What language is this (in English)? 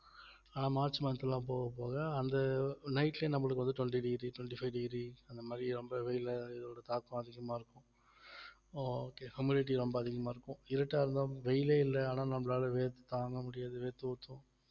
Tamil